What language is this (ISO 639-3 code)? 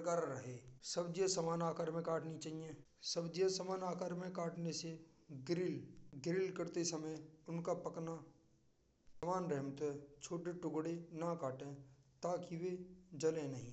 bra